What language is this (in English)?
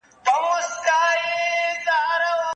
Pashto